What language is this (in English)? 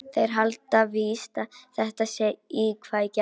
Icelandic